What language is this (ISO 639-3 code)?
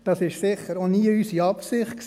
gsw